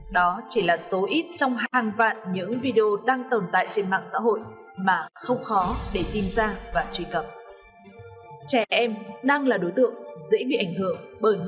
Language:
Vietnamese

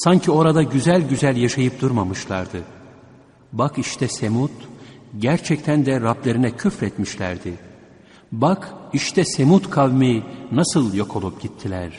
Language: Turkish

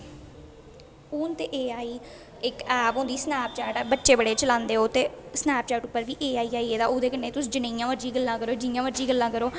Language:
Dogri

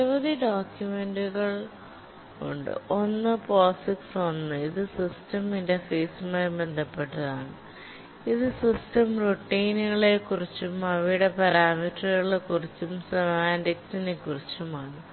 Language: Malayalam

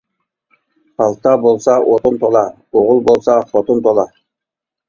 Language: Uyghur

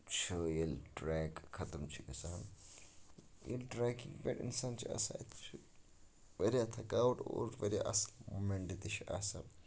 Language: Kashmiri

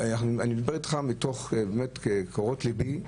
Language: Hebrew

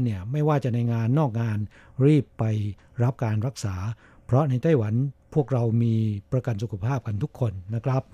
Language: Thai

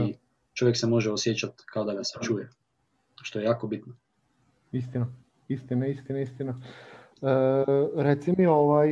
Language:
Croatian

